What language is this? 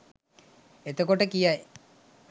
Sinhala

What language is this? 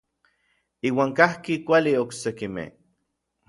Orizaba Nahuatl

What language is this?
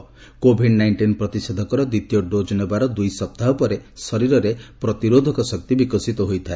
Odia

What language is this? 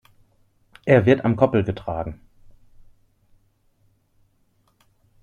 German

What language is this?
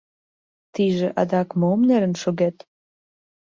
Mari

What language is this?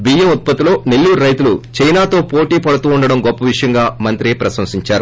Telugu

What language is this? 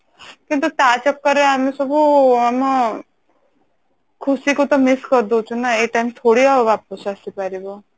Odia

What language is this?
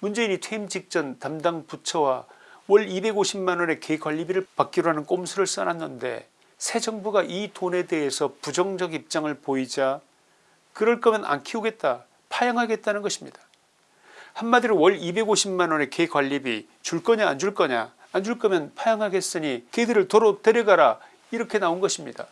Korean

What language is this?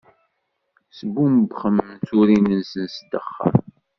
Kabyle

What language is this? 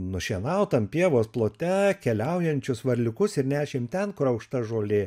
Lithuanian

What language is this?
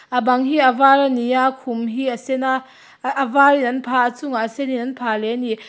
Mizo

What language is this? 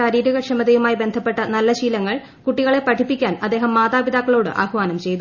Malayalam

